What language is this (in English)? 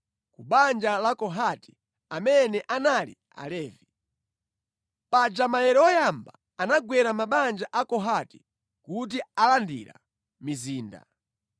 Nyanja